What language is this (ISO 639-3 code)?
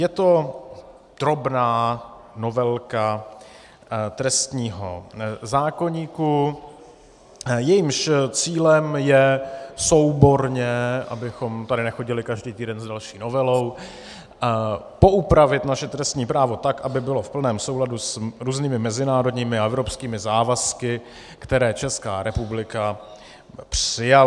ces